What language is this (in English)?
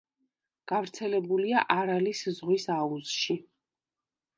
Georgian